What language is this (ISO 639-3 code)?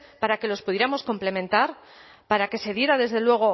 spa